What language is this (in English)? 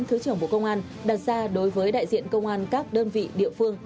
Vietnamese